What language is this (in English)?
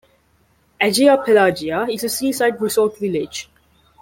English